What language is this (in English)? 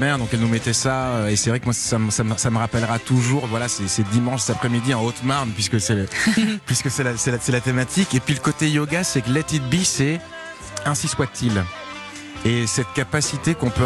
French